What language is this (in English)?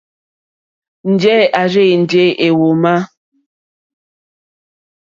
Mokpwe